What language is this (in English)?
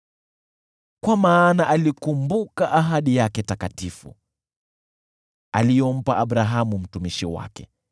Swahili